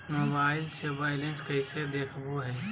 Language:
Magahi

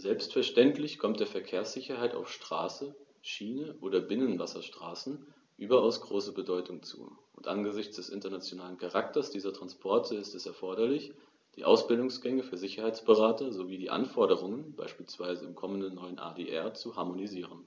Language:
German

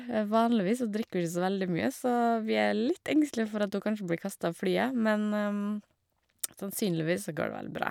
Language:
Norwegian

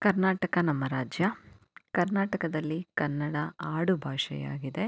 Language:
Kannada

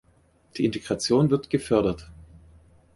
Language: German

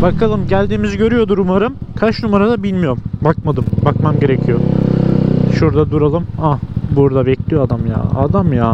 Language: Turkish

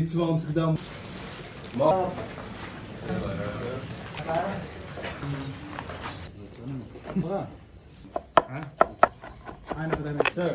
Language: Dutch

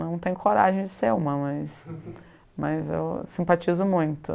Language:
Portuguese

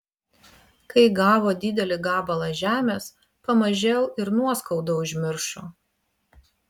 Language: Lithuanian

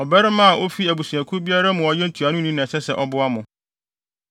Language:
Akan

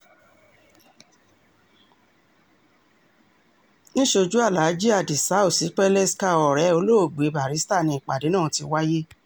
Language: Yoruba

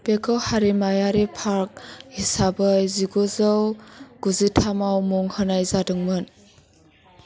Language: Bodo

